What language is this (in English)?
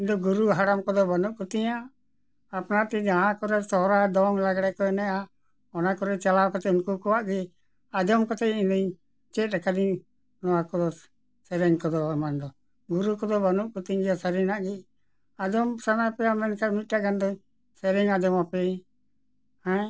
Santali